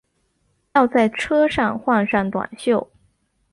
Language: Chinese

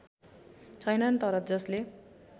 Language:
Nepali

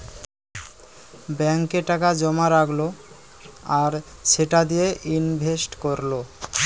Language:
Bangla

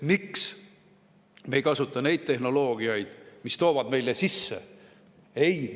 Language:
Estonian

